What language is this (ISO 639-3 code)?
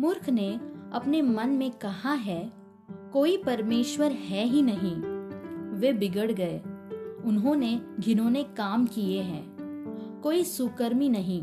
hin